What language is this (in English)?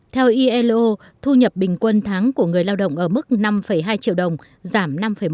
Vietnamese